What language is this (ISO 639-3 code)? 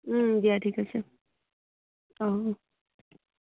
asm